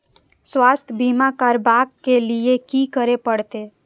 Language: Maithili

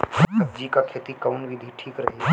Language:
Bhojpuri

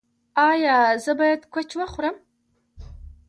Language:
Pashto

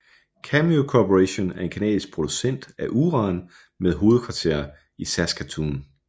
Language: Danish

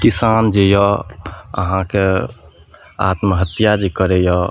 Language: Maithili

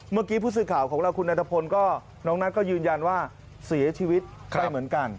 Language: Thai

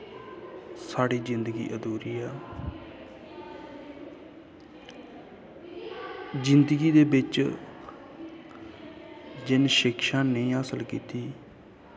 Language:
Dogri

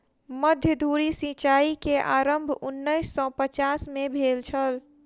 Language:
Maithili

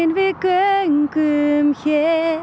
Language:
Icelandic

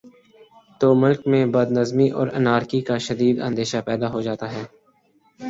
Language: Urdu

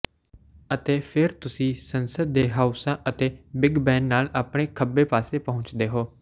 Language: Punjabi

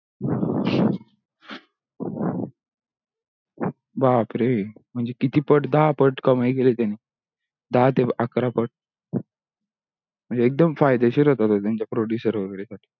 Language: Marathi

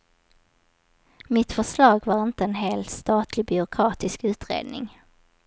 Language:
Swedish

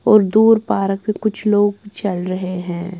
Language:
Hindi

